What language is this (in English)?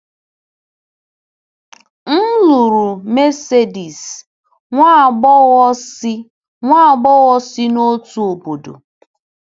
Igbo